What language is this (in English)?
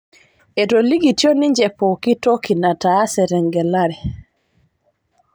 Masai